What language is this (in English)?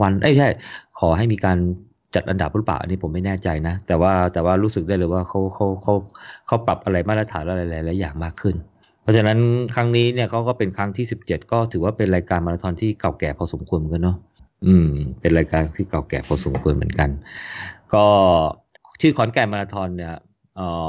Thai